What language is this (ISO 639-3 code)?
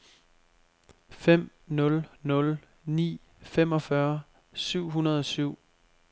dan